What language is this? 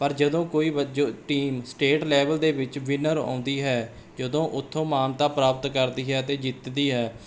Punjabi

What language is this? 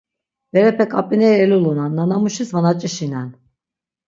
Laz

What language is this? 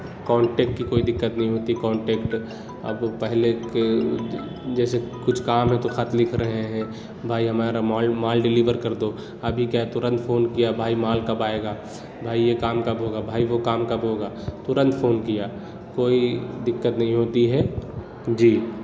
Urdu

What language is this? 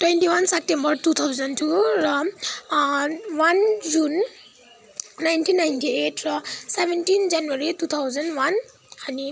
Nepali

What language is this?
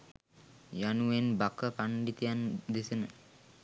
Sinhala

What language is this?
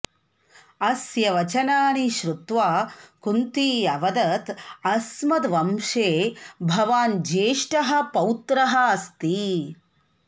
Sanskrit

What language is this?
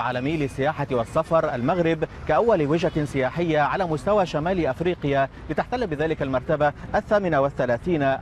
Arabic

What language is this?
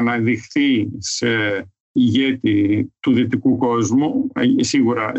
Greek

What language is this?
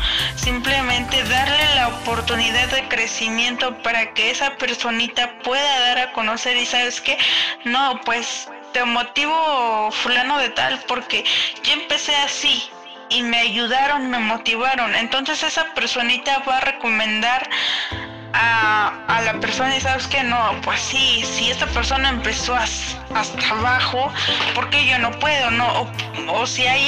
Spanish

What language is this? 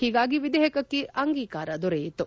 Kannada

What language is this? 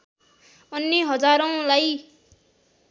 Nepali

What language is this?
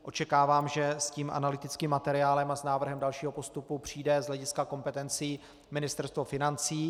Czech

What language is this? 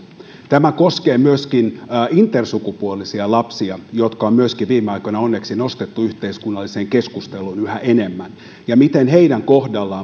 Finnish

